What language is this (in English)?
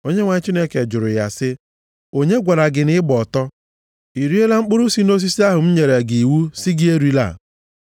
Igbo